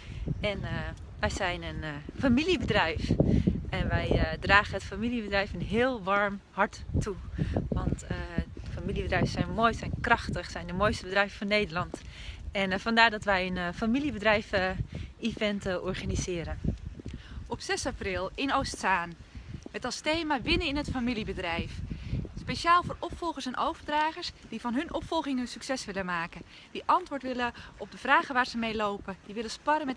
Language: Dutch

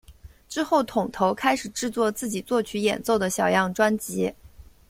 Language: Chinese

